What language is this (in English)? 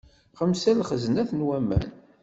Kabyle